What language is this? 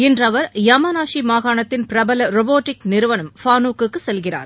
Tamil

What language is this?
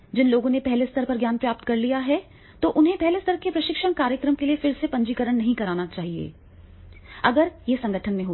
Hindi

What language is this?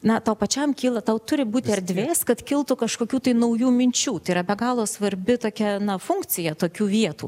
Lithuanian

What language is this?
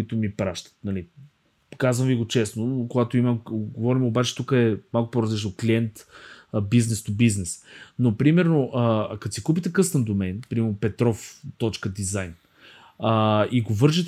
Bulgarian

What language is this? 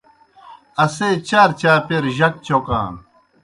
Kohistani Shina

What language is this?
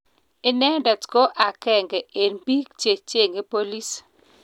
Kalenjin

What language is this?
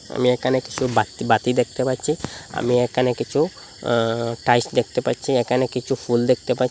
Bangla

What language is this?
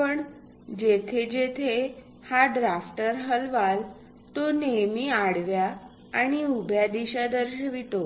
Marathi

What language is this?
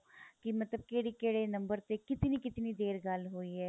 Punjabi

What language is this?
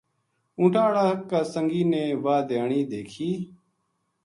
Gujari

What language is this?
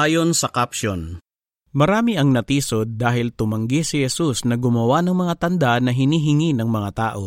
Filipino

